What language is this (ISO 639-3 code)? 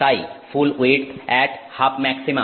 ben